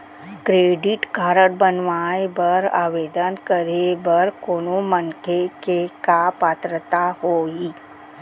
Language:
Chhattisgarhi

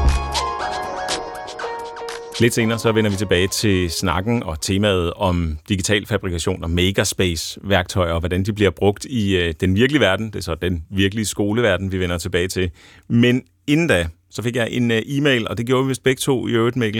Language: Danish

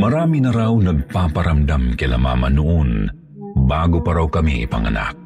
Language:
Filipino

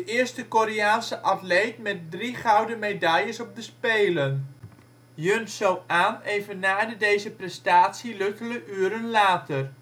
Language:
Dutch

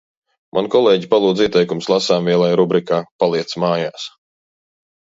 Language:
Latvian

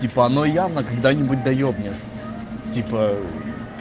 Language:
Russian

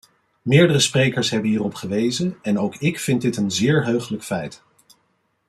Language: Dutch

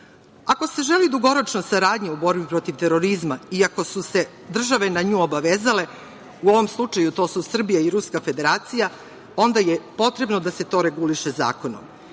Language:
Serbian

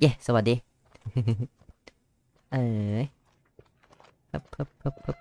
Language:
Thai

